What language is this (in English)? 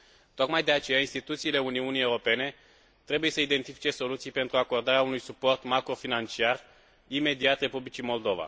Romanian